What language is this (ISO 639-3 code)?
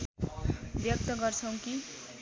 nep